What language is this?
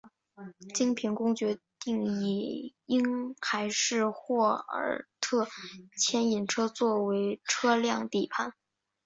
Chinese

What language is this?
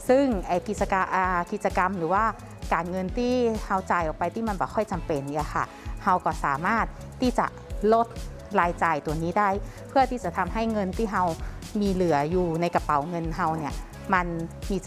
Thai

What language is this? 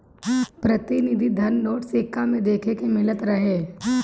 Bhojpuri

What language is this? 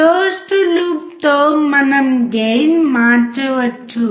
Telugu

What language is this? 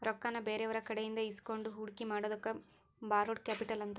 Kannada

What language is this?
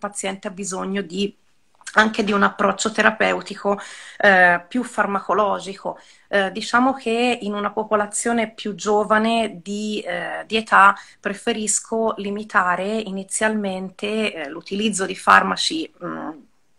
Italian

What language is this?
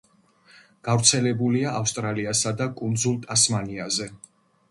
Georgian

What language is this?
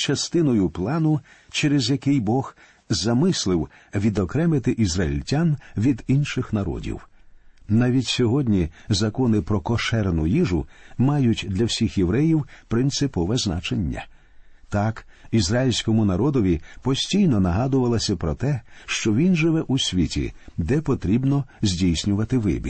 Ukrainian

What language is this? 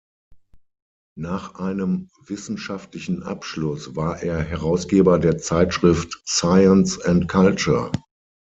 German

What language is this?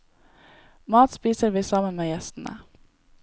Norwegian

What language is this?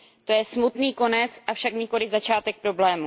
Czech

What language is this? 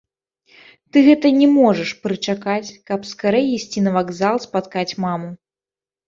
Belarusian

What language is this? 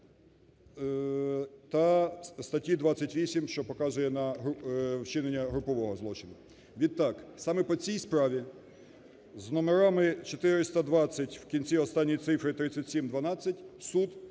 Ukrainian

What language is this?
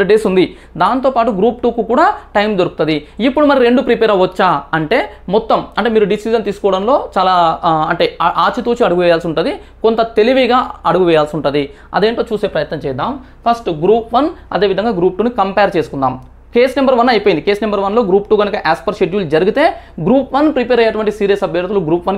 Telugu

